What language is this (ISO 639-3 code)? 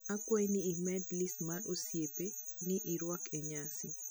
luo